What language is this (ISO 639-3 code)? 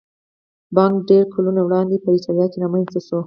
pus